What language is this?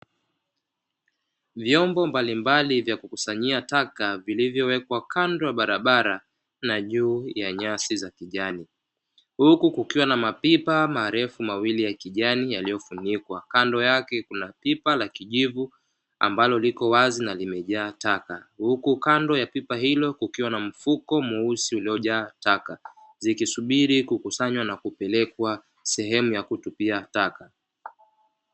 Swahili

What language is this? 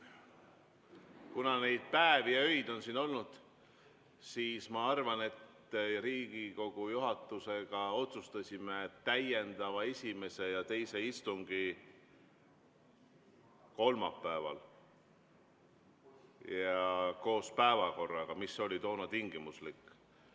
Estonian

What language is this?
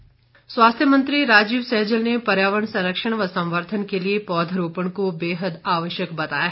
Hindi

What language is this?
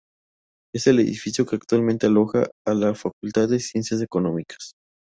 Spanish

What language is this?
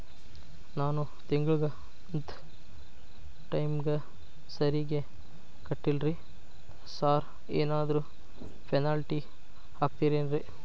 Kannada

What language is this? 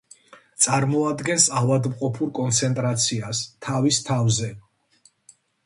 Georgian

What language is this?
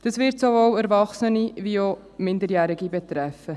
Swiss German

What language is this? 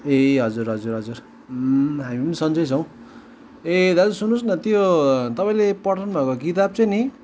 Nepali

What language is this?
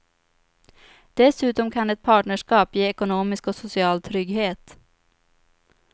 Swedish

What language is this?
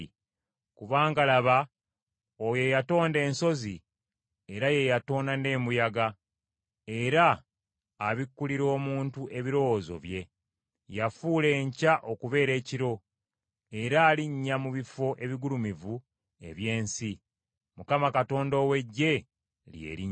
Ganda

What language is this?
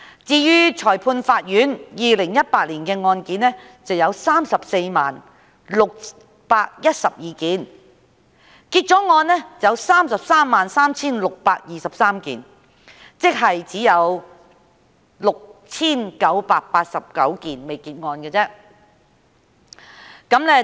Cantonese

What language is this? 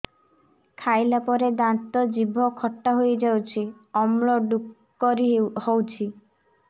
Odia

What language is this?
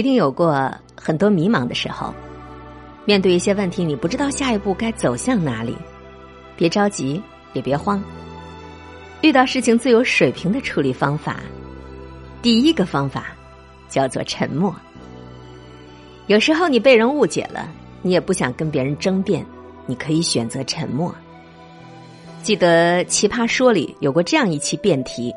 Chinese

